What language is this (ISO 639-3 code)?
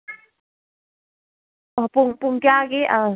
mni